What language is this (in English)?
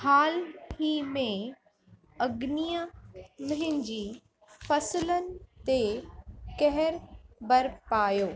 Sindhi